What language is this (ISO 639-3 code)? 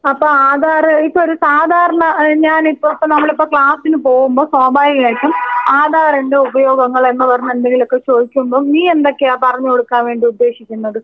mal